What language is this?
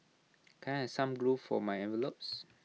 English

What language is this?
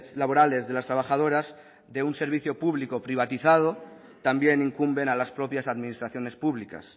Spanish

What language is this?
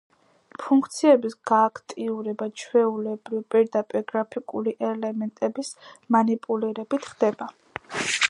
Georgian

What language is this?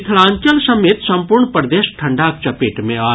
Maithili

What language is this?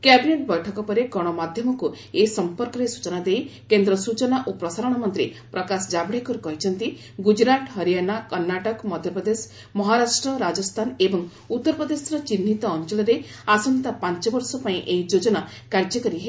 Odia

